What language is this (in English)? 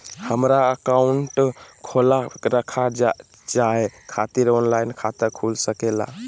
Magahi